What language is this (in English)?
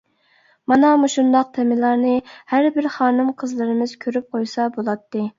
Uyghur